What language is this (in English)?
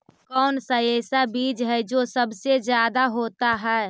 Magahi